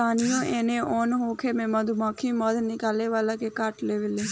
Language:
Bhojpuri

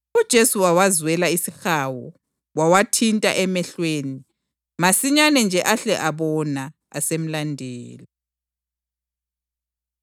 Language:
North Ndebele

